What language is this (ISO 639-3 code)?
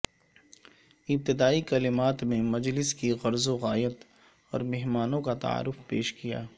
urd